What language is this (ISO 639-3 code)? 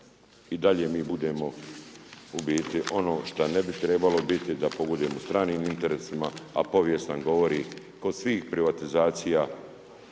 hrv